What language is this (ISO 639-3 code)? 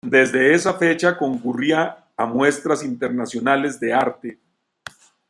spa